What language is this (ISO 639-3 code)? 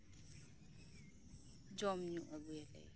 sat